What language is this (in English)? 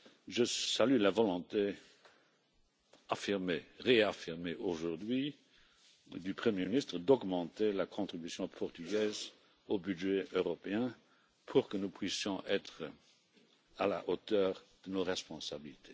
French